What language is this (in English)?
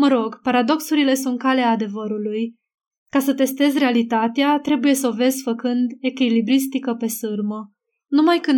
Romanian